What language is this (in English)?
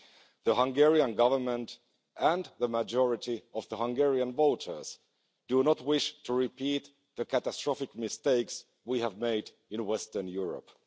English